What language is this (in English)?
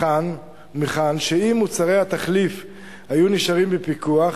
Hebrew